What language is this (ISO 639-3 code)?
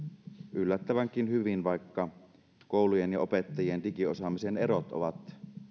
fin